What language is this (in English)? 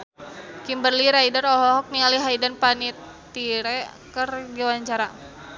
Sundanese